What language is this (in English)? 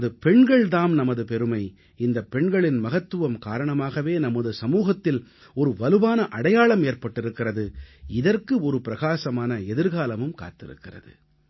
Tamil